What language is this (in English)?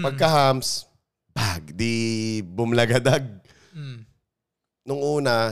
Filipino